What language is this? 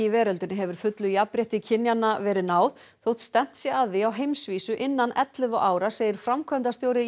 Icelandic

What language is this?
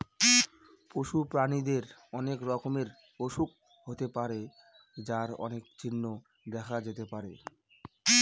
Bangla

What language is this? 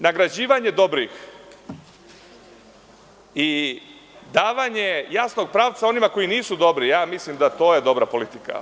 Serbian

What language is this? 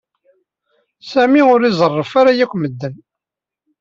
Kabyle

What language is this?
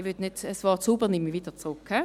Swiss German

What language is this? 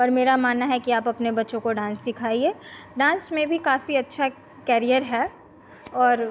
Hindi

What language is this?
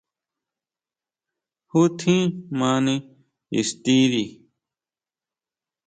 Huautla Mazatec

